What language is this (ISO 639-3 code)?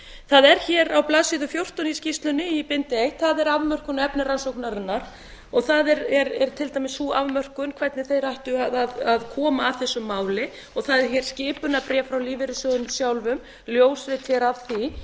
isl